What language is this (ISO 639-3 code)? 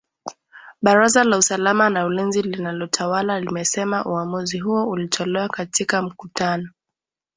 swa